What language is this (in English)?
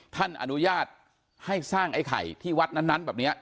Thai